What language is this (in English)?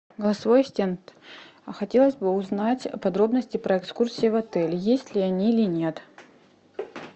Russian